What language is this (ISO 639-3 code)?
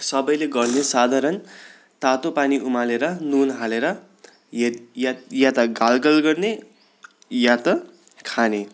nep